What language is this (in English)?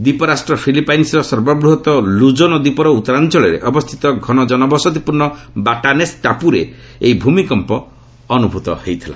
Odia